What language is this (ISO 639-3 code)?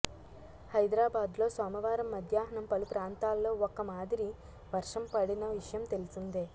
tel